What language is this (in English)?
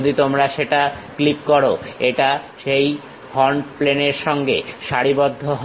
Bangla